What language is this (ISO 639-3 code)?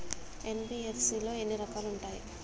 tel